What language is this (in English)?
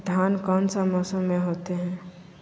Magahi